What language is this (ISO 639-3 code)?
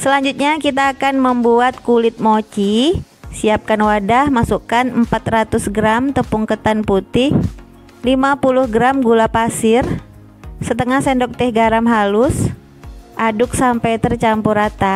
ind